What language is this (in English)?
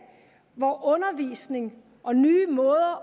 Danish